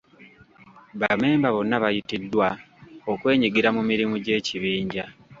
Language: Ganda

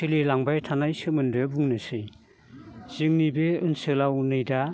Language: Bodo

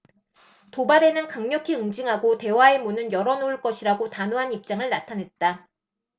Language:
Korean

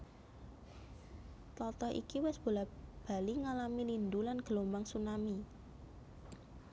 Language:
Javanese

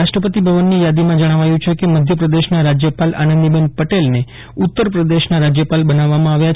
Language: Gujarati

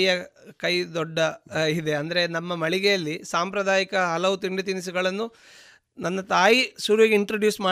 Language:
Kannada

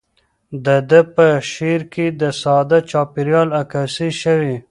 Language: Pashto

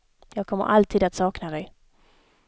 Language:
Swedish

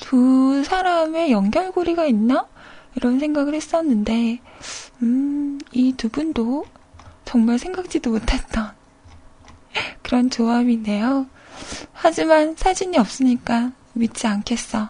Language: Korean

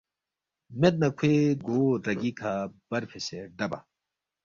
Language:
Balti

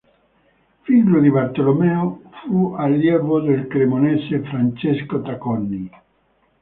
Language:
Italian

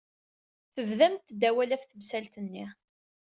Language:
Kabyle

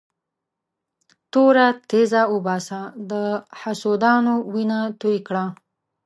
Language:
Pashto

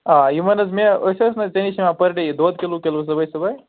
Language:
Kashmiri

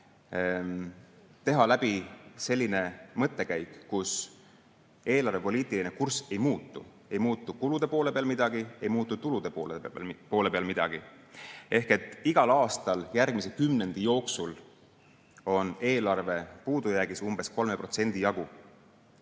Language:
Estonian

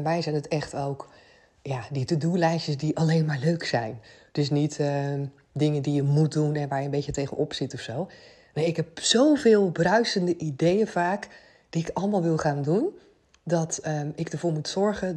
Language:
Dutch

